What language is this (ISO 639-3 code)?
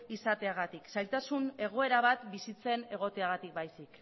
eus